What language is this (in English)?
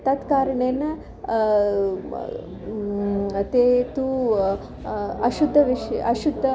Sanskrit